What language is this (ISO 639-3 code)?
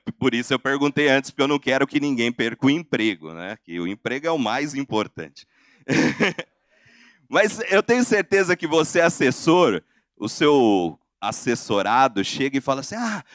por